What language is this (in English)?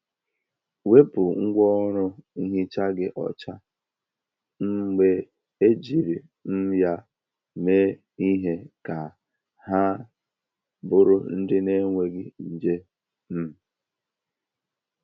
Igbo